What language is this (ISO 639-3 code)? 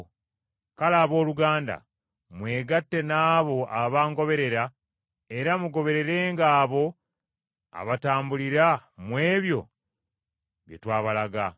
lug